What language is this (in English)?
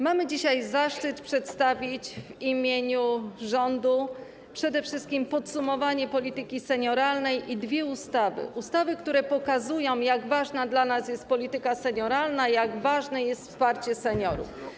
Polish